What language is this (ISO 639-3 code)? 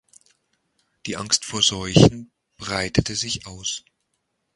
deu